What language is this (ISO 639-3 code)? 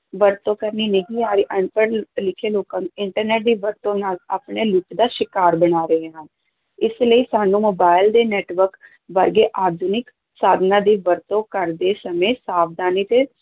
pan